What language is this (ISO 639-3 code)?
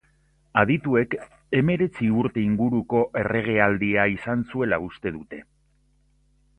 eus